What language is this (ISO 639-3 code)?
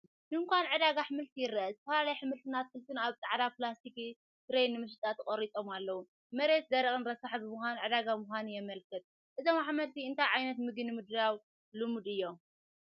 tir